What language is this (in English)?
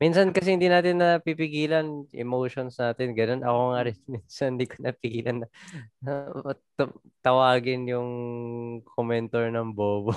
Filipino